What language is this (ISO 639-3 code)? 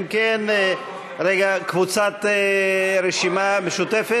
heb